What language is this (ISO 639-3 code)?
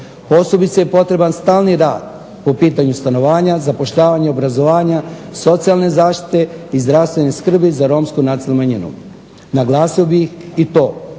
hrv